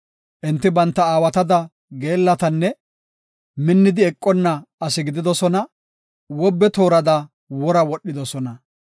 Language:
Gofa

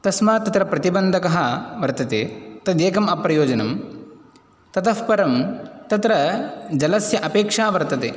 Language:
Sanskrit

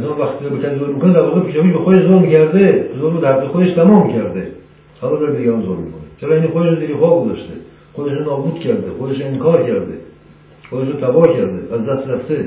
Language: Persian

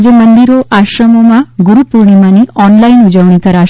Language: Gujarati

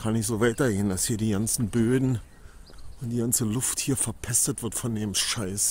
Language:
German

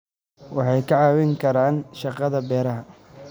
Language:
Somali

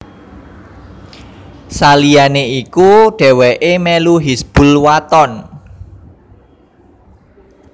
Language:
Javanese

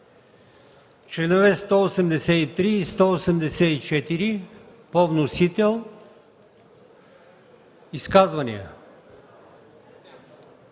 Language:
Bulgarian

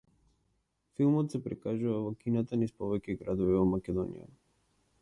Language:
Macedonian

